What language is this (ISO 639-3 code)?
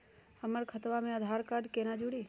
mag